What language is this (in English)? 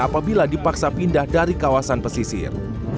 Indonesian